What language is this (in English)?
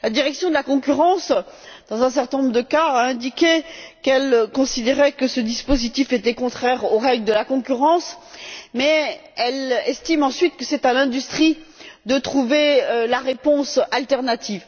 French